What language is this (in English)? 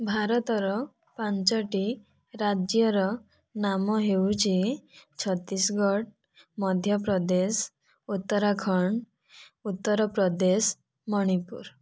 Odia